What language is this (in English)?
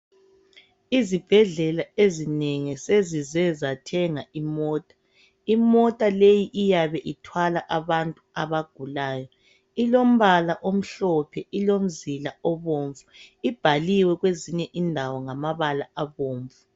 North Ndebele